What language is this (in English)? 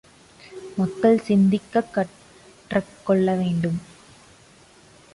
Tamil